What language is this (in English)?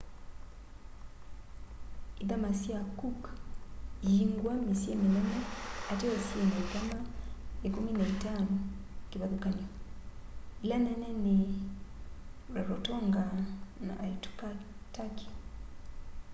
Kamba